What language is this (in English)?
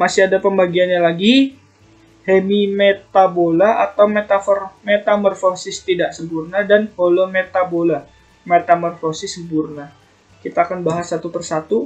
Indonesian